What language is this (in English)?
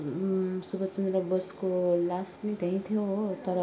Nepali